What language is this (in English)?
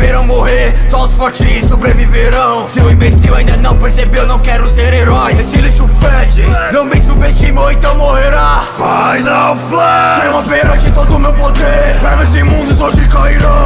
Romanian